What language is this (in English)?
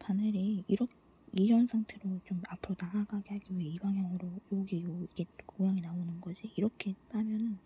Korean